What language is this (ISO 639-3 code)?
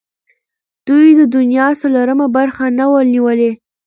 pus